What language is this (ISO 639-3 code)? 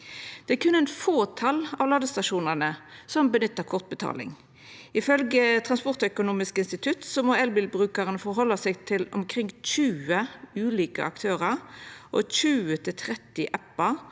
nor